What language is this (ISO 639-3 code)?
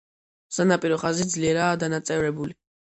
kat